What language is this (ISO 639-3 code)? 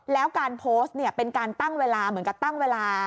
tha